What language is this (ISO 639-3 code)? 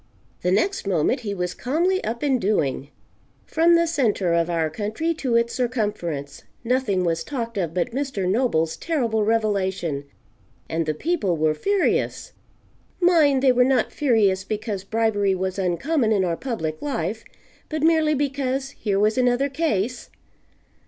eng